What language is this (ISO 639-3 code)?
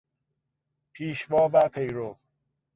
fas